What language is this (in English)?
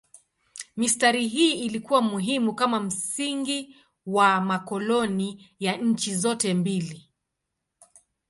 Swahili